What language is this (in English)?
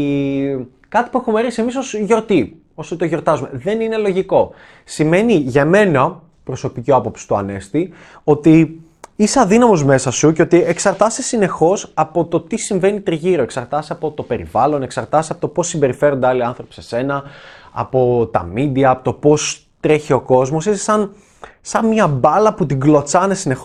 Greek